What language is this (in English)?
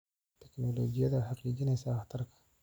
Somali